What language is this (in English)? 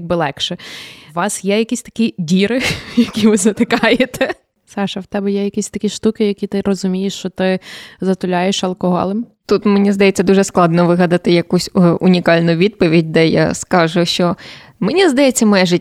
Ukrainian